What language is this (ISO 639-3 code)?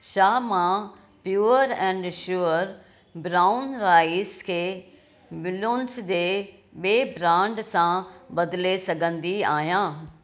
snd